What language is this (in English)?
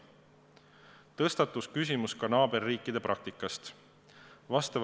Estonian